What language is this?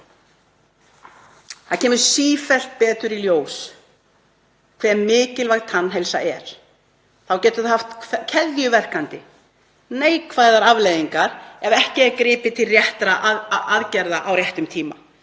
Icelandic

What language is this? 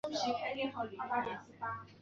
Chinese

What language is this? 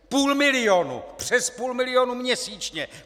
Czech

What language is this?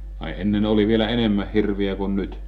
Finnish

